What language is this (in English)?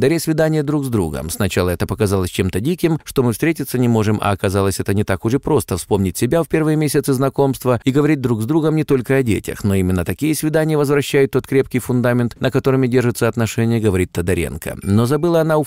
Russian